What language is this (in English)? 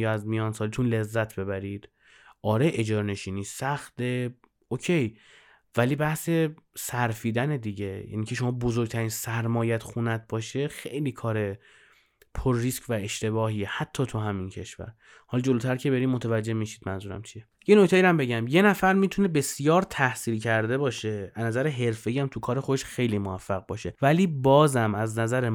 Persian